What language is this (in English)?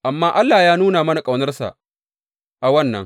Hausa